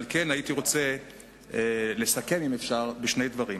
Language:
Hebrew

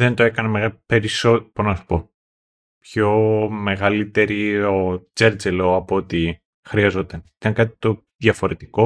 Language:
Greek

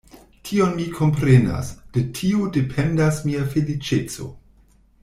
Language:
Esperanto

